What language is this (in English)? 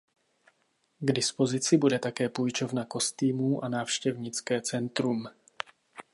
Czech